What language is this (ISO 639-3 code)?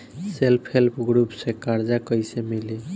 bho